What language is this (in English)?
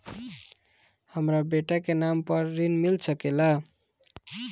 Bhojpuri